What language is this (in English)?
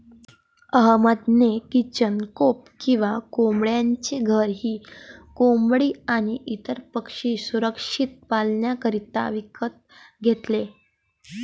Marathi